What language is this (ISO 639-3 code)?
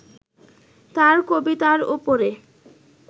ben